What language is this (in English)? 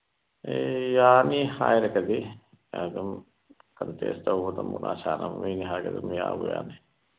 Manipuri